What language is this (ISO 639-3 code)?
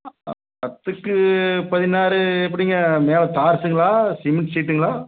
tam